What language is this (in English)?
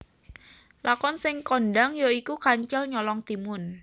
Javanese